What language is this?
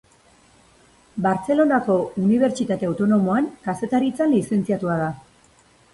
Basque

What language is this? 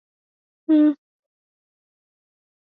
Swahili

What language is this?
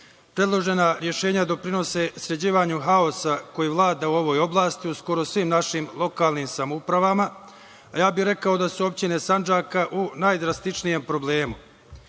Serbian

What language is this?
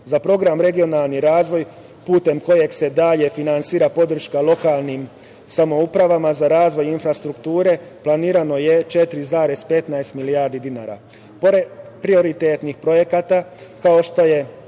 Serbian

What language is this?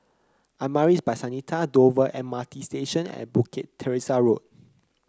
English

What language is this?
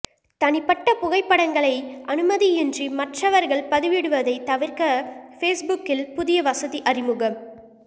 Tamil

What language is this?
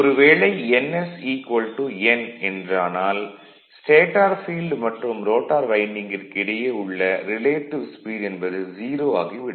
Tamil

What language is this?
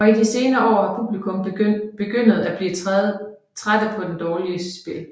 Danish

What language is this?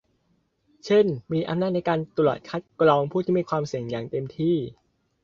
Thai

